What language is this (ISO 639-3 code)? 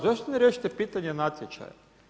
hrv